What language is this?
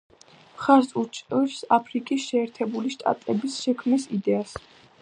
Georgian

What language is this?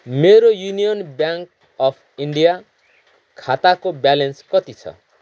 Nepali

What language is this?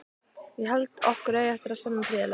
Icelandic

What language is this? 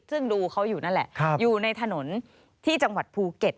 Thai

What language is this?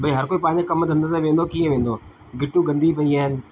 Sindhi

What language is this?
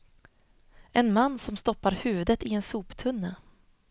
Swedish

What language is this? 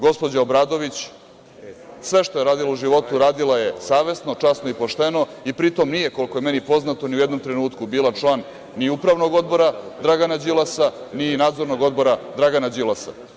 Serbian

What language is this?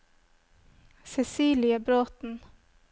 Norwegian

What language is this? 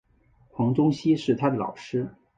Chinese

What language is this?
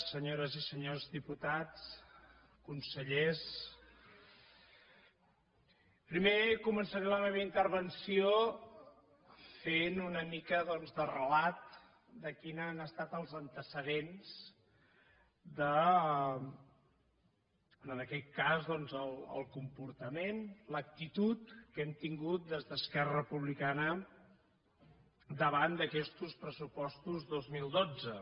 Catalan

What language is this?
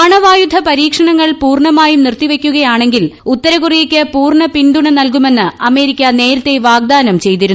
Malayalam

